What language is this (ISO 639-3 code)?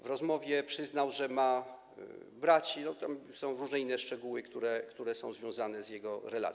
pol